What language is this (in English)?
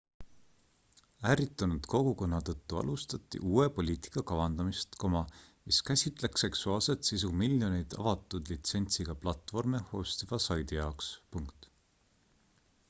Estonian